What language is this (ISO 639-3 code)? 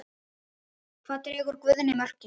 isl